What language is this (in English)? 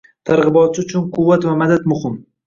Uzbek